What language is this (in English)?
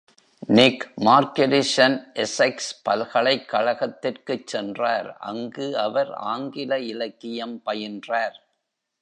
Tamil